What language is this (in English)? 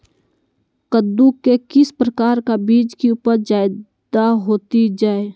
Magahi